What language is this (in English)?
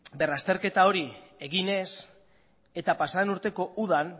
Basque